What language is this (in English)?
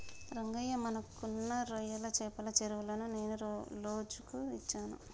Telugu